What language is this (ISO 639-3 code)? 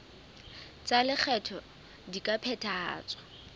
sot